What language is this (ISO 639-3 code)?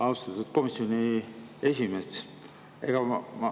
est